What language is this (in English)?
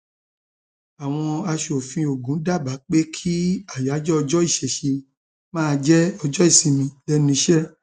Yoruba